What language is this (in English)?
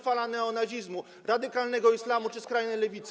Polish